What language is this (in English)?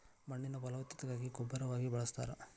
Kannada